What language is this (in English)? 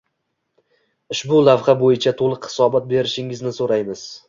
Uzbek